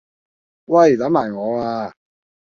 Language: Cantonese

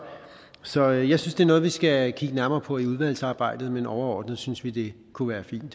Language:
Danish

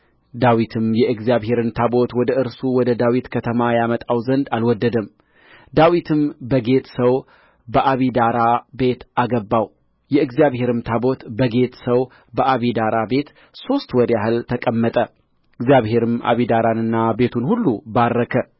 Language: Amharic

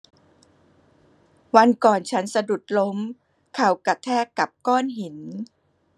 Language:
Thai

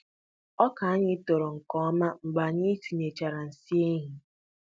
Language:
Igbo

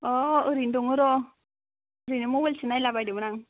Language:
Bodo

